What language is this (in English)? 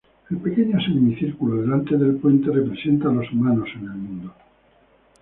Spanish